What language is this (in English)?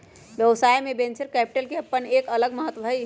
Magahi